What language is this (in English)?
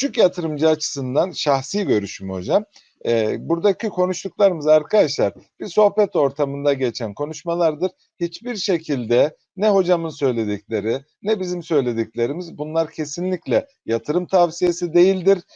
Turkish